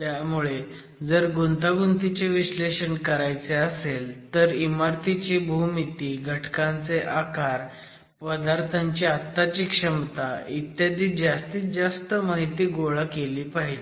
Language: Marathi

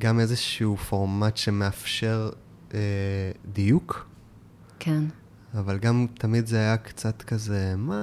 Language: Hebrew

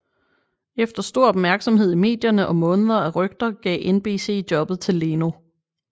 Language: Danish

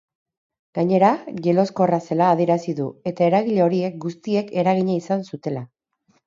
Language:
Basque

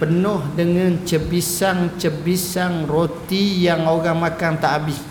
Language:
Malay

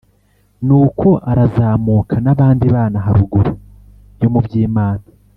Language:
Kinyarwanda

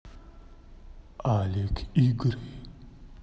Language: Russian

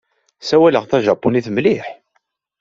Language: Kabyle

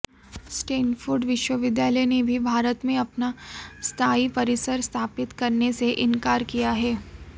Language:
Hindi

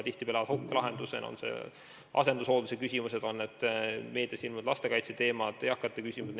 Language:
Estonian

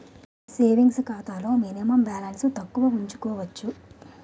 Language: Telugu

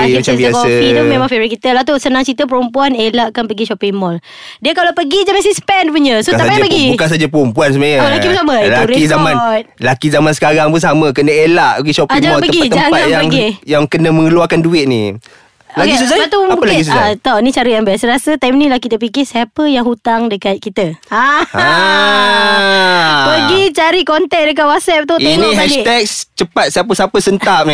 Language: Malay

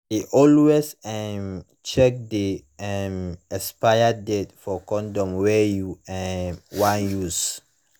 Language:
Nigerian Pidgin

